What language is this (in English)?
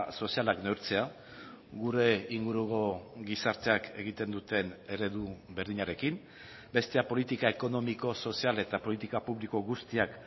Basque